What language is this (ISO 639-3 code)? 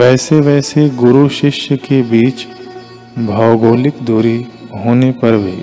hin